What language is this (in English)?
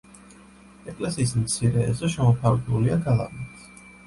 Georgian